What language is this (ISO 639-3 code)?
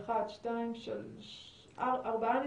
heb